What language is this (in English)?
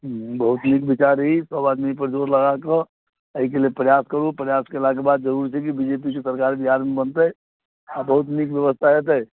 Maithili